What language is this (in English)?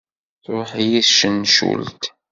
Kabyle